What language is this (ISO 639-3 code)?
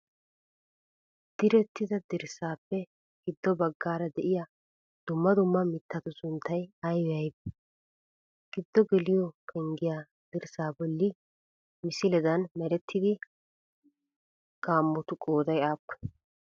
wal